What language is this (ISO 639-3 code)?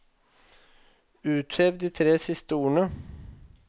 nor